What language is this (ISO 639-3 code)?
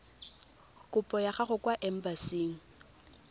tsn